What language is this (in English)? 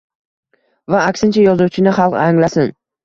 Uzbek